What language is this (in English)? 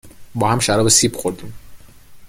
Persian